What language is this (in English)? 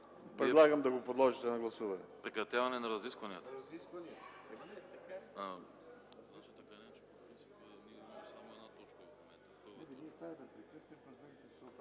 Bulgarian